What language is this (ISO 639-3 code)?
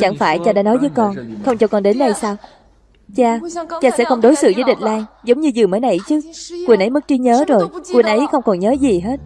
vie